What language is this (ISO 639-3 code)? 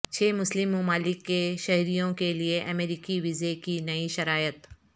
urd